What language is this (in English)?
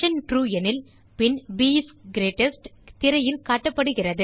Tamil